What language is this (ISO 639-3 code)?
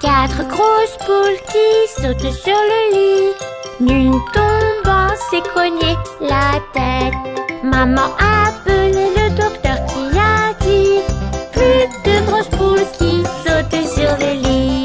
fra